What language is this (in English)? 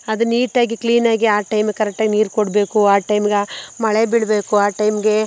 Kannada